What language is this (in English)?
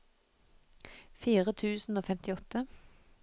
Norwegian